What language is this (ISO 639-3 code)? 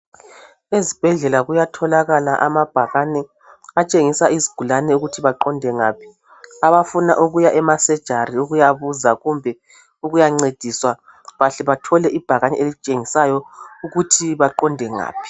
nde